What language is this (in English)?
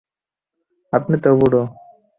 Bangla